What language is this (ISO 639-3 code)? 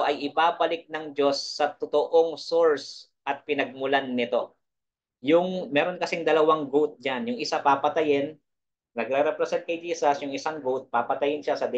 fil